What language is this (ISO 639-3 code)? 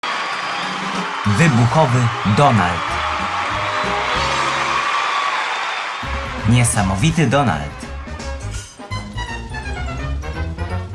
pol